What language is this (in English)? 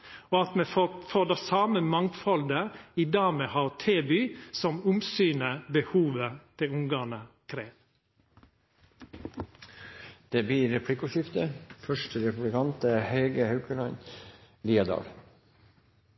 Norwegian